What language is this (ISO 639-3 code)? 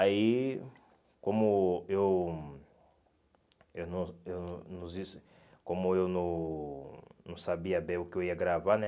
por